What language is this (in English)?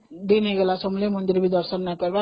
Odia